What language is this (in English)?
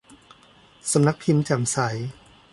Thai